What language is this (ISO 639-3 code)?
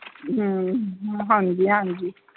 pan